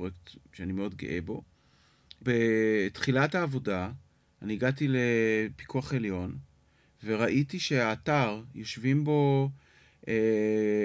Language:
Hebrew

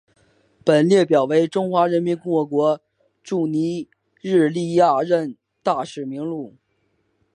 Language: Chinese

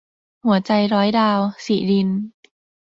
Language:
Thai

